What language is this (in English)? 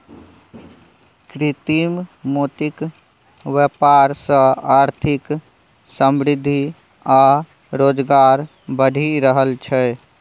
Maithili